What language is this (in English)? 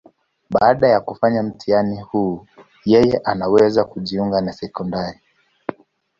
Swahili